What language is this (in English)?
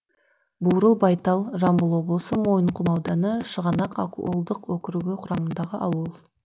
Kazakh